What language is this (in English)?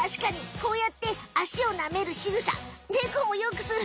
Japanese